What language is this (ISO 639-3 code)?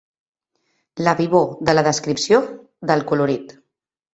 cat